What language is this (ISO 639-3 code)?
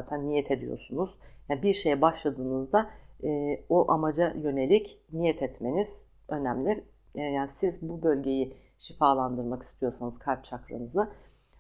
tur